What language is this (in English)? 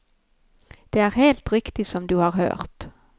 Norwegian